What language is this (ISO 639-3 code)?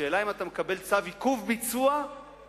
heb